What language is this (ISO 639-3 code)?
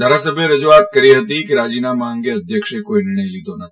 guj